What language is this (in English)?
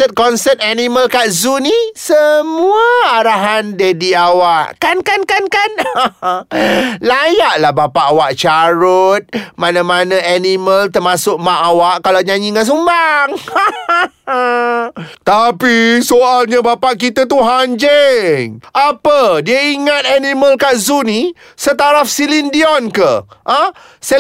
Malay